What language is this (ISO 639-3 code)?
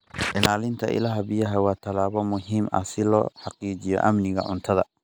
som